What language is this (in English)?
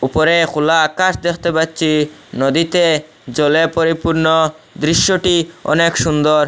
Bangla